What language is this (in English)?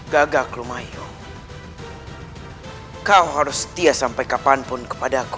Indonesian